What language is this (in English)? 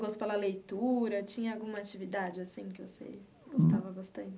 Portuguese